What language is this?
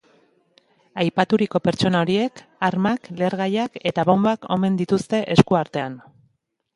Basque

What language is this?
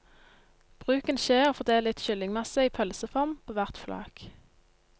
Norwegian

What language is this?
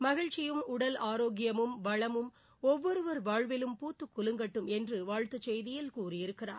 Tamil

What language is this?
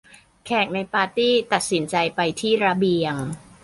Thai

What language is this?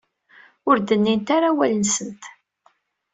Kabyle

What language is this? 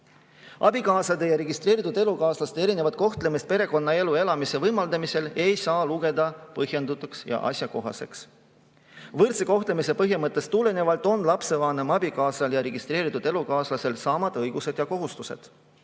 Estonian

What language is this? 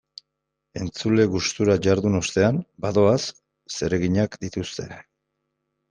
Basque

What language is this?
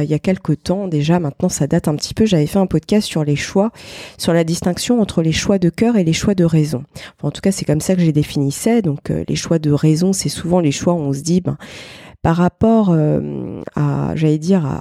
French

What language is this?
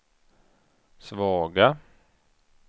Swedish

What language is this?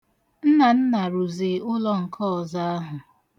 Igbo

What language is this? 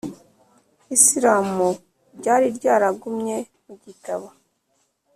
Kinyarwanda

